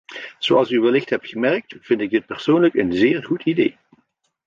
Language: Dutch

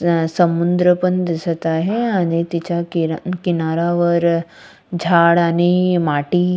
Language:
Marathi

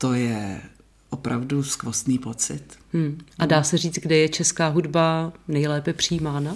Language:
Czech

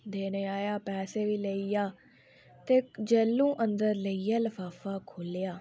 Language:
Dogri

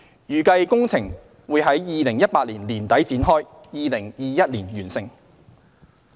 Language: Cantonese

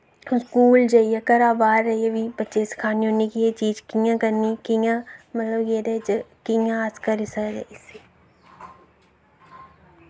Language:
Dogri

